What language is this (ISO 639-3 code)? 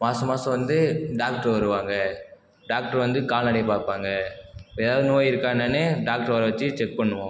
tam